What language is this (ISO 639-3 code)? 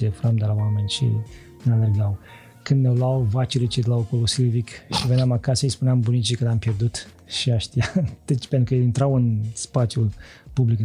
ron